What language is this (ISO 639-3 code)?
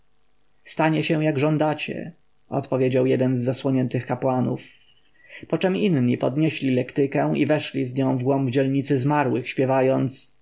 pol